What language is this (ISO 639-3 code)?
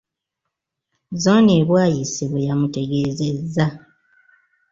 lug